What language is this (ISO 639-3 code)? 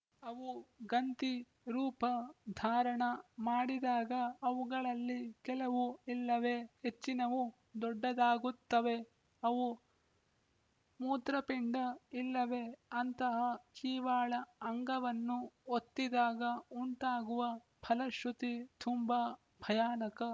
kan